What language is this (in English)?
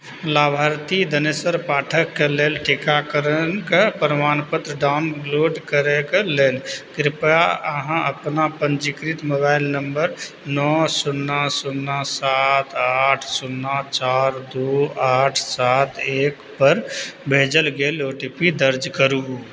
Maithili